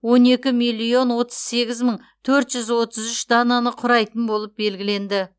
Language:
Kazakh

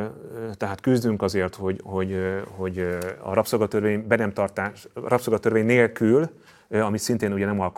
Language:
Hungarian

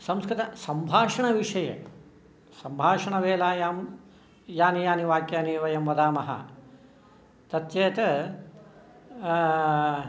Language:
Sanskrit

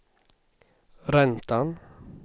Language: Swedish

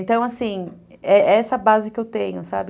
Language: Portuguese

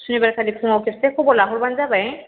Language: Bodo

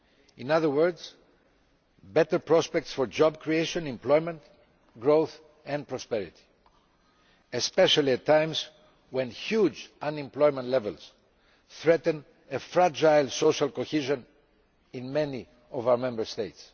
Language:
English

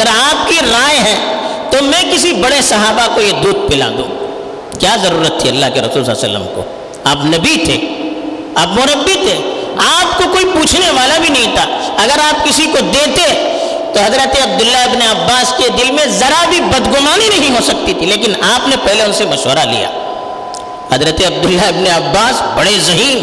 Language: Urdu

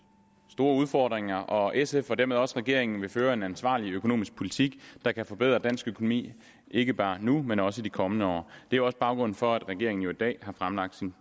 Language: Danish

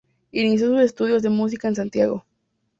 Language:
Spanish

